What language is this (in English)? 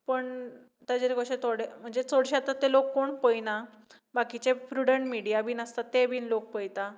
Konkani